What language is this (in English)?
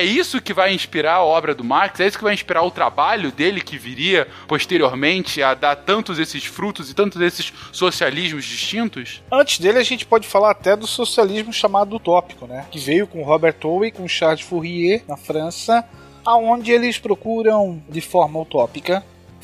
Portuguese